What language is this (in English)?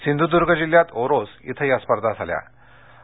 Marathi